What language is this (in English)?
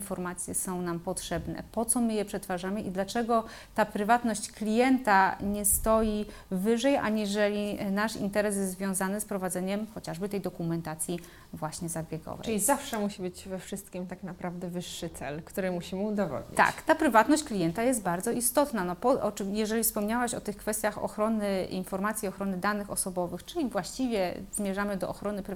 Polish